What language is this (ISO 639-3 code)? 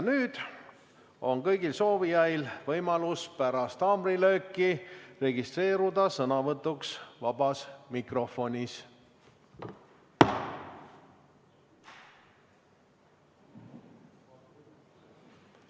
est